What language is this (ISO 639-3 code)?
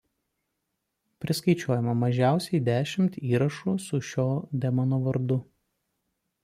lit